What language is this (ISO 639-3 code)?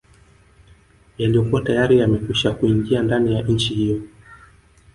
swa